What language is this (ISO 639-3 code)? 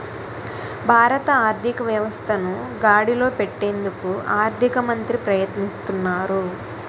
tel